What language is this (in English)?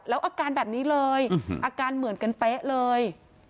Thai